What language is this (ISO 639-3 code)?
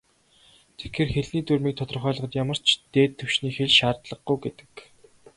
mon